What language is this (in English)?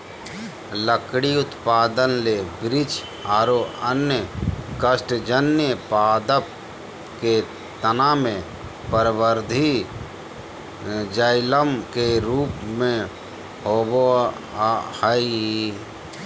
Magahi